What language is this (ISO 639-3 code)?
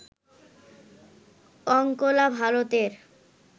ben